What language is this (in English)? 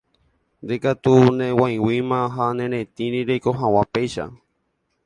Guarani